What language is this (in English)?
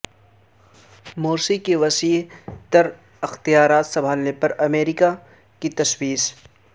Urdu